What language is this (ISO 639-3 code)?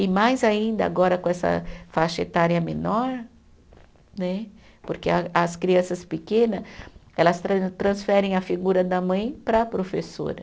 por